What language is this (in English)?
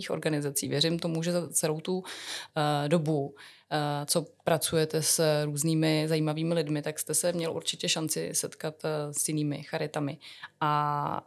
Czech